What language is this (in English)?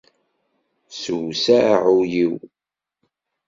Kabyle